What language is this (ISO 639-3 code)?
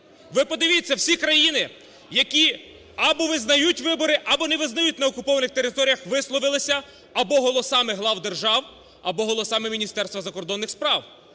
ukr